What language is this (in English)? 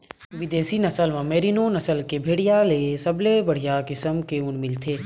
Chhattisgarhi